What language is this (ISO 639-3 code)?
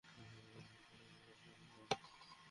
ben